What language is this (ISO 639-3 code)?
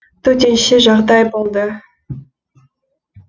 kaz